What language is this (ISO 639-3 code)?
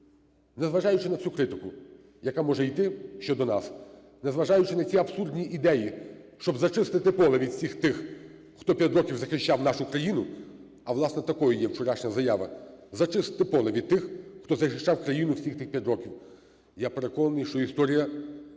ukr